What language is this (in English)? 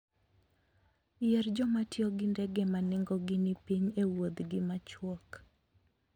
Luo (Kenya and Tanzania)